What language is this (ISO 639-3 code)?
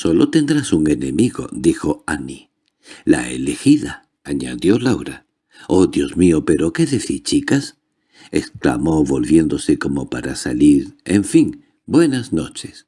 spa